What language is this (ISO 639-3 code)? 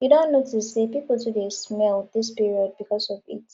pcm